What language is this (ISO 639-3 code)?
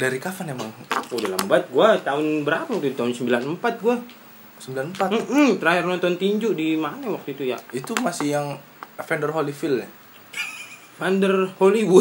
ind